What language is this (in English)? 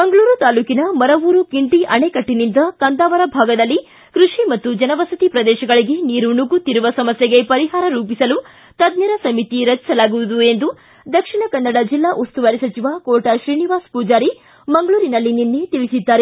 Kannada